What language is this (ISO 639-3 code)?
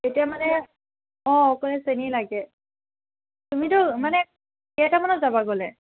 asm